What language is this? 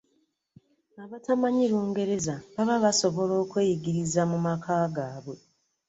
Ganda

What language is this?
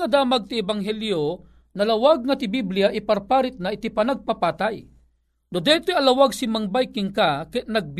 Filipino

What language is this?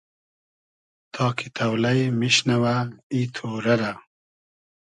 Hazaragi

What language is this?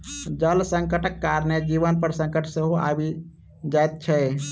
Maithili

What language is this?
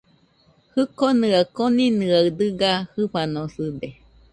Nüpode Huitoto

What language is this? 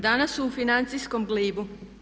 Croatian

